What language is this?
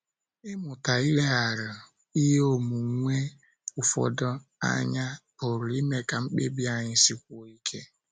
Igbo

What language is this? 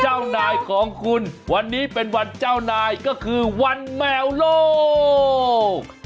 Thai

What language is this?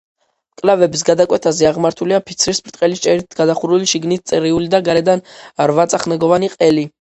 Georgian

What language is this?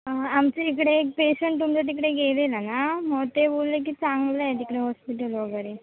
Marathi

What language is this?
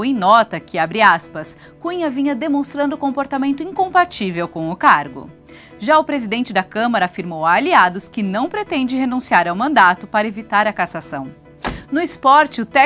Portuguese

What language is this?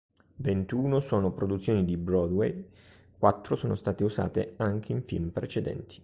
Italian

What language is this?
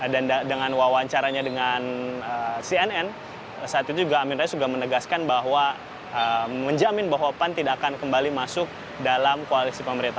Indonesian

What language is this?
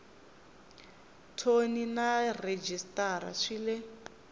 Tsonga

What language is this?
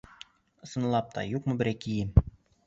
Bashkir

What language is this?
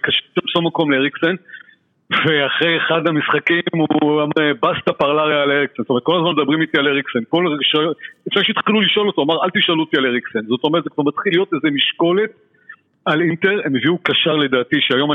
Hebrew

